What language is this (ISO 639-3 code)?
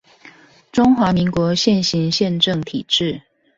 zho